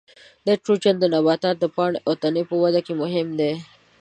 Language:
Pashto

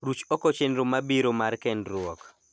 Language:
Luo (Kenya and Tanzania)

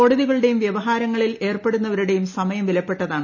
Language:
Malayalam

